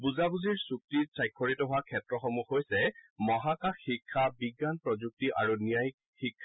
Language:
Assamese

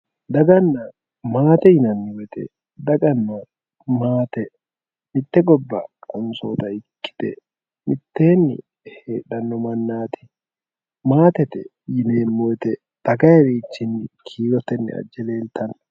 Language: Sidamo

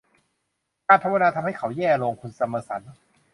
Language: Thai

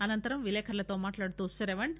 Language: Telugu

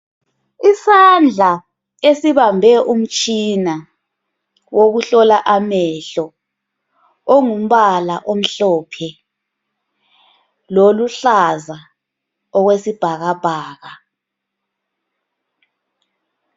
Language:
North Ndebele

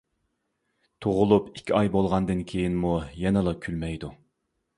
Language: Uyghur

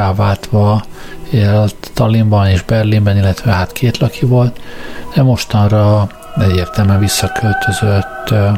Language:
Hungarian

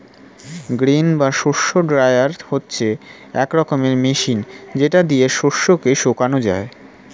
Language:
Bangla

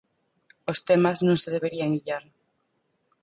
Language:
Galician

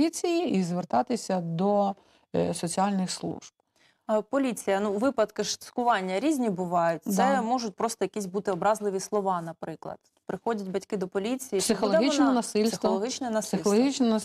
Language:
Ukrainian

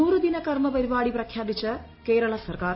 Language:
Malayalam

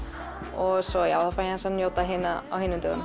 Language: Icelandic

